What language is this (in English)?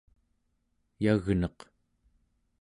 Central Yupik